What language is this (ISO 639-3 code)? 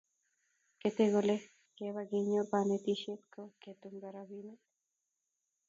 kln